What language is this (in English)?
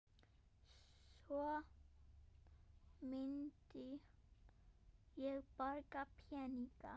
Icelandic